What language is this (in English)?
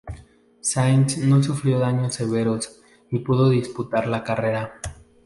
Spanish